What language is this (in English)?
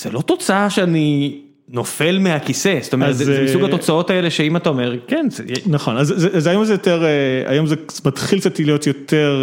Hebrew